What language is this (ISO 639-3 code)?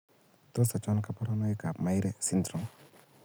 kln